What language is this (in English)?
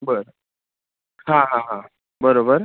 Marathi